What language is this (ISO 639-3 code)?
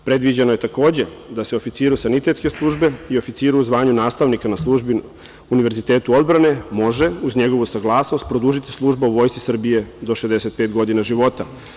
srp